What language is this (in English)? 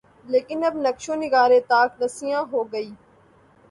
Urdu